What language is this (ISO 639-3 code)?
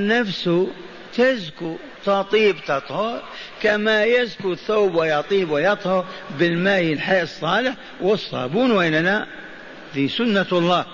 ara